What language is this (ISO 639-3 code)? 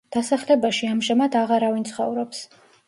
kat